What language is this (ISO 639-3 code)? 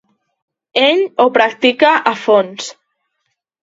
cat